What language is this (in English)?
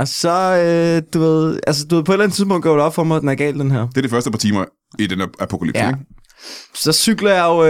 Danish